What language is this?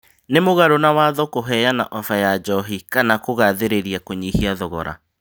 Kikuyu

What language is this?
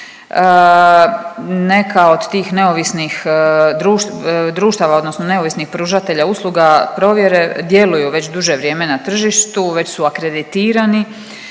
Croatian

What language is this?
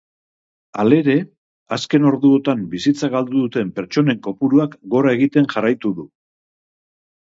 Basque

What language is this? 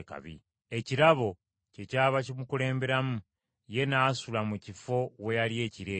Ganda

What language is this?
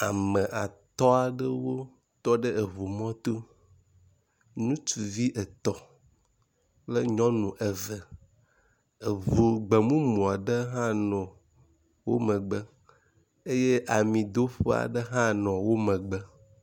Ewe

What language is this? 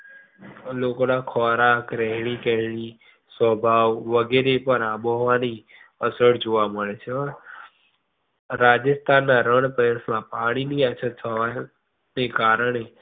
Gujarati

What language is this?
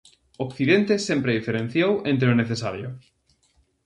Galician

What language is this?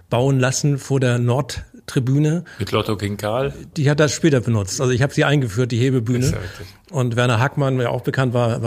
German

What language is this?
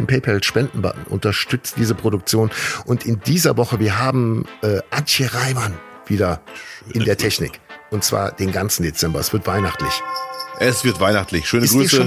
German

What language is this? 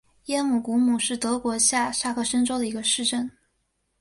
Chinese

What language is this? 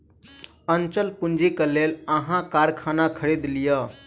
Maithili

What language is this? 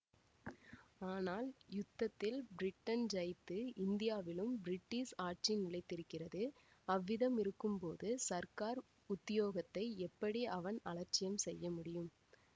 Tamil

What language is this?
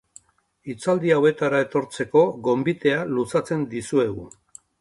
Basque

